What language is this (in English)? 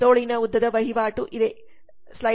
Kannada